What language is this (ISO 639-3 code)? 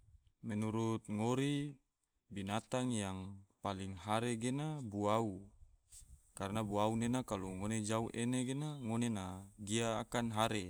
tvo